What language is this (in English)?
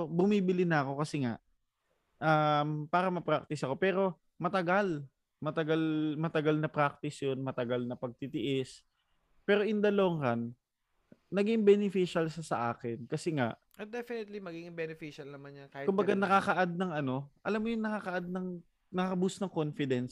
Filipino